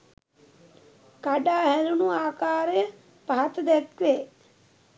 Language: Sinhala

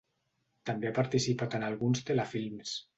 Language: Catalan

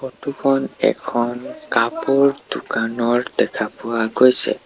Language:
Assamese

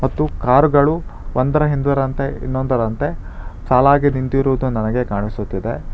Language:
Kannada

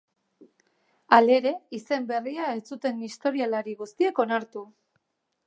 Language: Basque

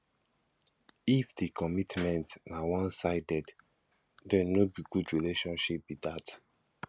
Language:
Nigerian Pidgin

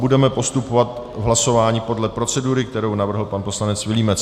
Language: Czech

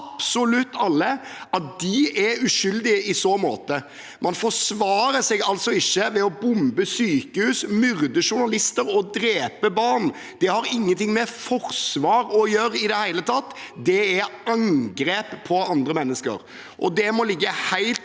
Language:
Norwegian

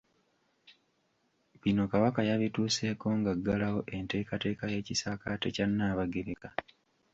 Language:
Ganda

